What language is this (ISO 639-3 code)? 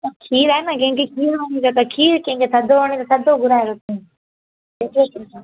snd